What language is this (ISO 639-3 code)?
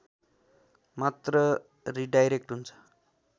nep